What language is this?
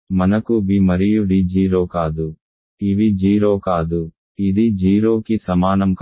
Telugu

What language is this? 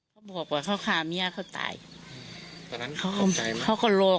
Thai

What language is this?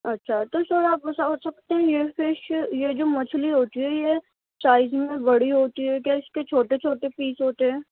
Urdu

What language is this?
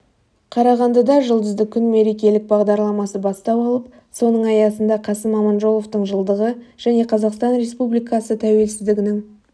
Kazakh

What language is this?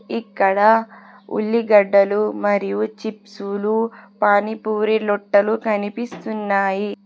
Telugu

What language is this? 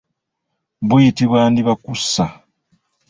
Ganda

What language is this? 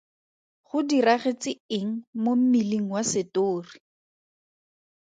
Tswana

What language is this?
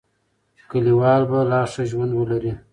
Pashto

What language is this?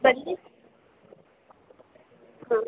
Kannada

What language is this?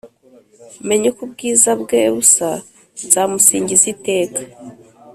Kinyarwanda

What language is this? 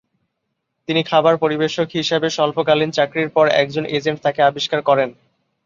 Bangla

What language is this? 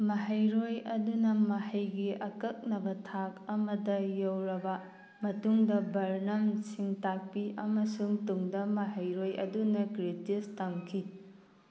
Manipuri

